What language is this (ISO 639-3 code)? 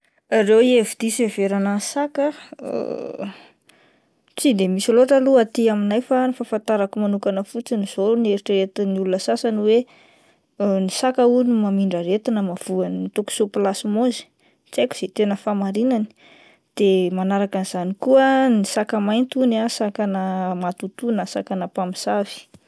mlg